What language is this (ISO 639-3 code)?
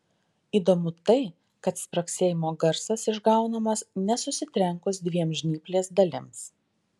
lit